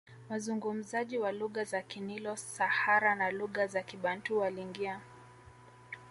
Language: Swahili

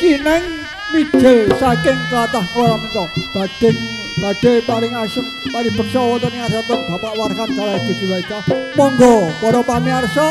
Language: Indonesian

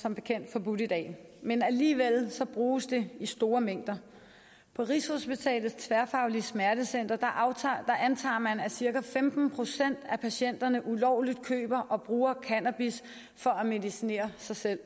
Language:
Danish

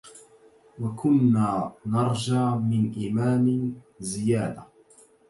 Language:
Arabic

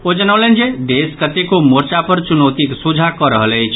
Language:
Maithili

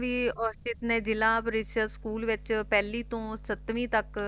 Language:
Punjabi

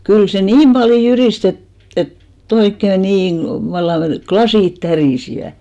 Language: Finnish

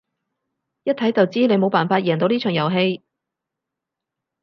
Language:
Cantonese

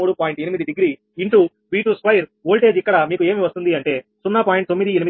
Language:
Telugu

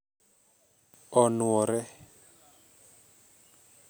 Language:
Luo (Kenya and Tanzania)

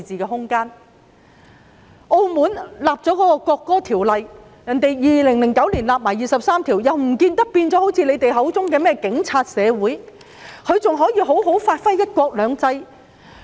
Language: Cantonese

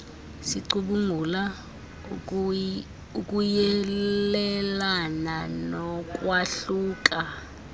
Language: Xhosa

